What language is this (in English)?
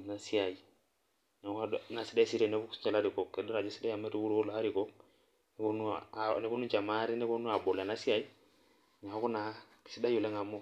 Masai